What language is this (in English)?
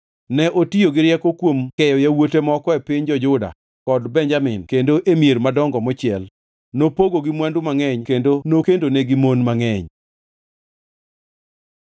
Luo (Kenya and Tanzania)